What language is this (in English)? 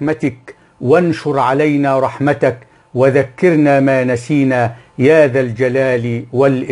Arabic